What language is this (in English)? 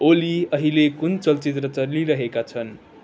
Nepali